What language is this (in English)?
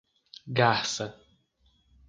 Portuguese